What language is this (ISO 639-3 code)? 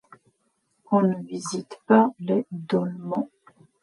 fra